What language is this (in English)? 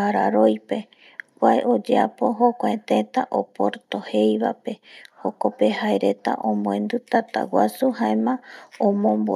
Eastern Bolivian Guaraní